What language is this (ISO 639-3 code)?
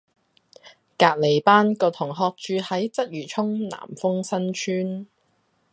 yue